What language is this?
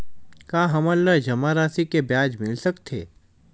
Chhattisgarhi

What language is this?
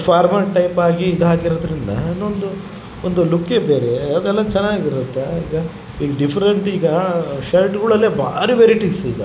Kannada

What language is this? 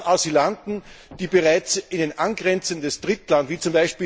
German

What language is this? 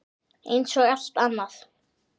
Icelandic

